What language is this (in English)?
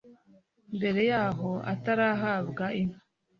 Kinyarwanda